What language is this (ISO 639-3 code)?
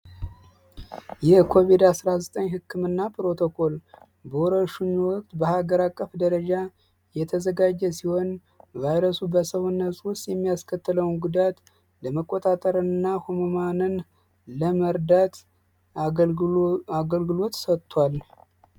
amh